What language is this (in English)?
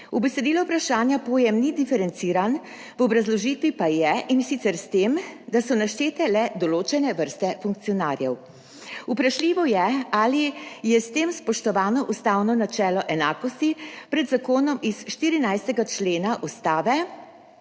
Slovenian